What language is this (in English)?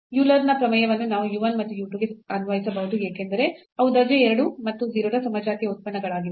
Kannada